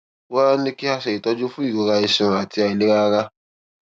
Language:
Yoruba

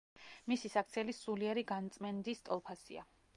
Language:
Georgian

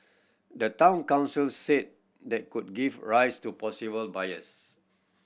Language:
English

